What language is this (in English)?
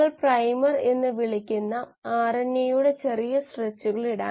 Malayalam